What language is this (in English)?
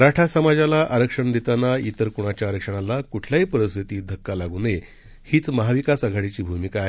Marathi